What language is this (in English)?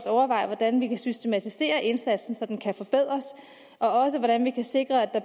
Danish